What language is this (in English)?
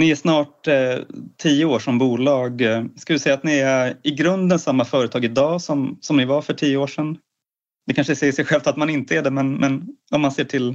Swedish